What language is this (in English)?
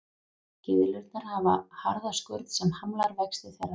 Icelandic